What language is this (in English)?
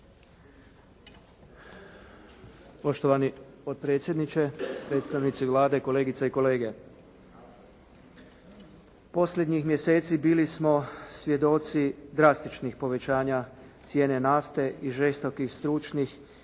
Croatian